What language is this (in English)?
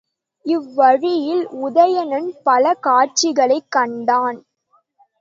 Tamil